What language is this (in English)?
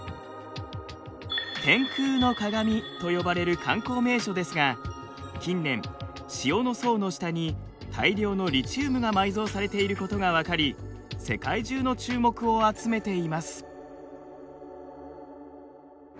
Japanese